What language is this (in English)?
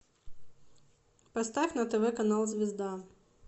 Russian